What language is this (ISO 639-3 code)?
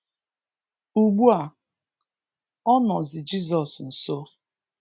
ibo